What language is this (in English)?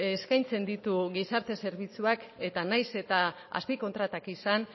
Basque